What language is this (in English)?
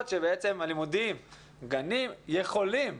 Hebrew